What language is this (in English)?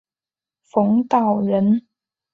Chinese